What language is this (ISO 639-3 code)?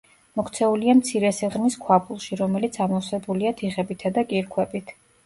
kat